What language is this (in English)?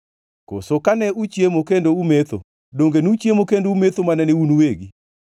Luo (Kenya and Tanzania)